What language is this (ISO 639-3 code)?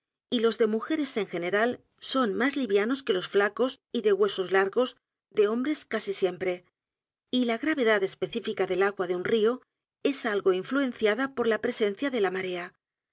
spa